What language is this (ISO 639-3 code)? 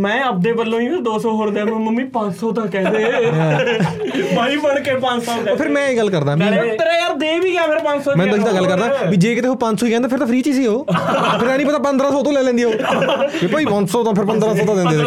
pan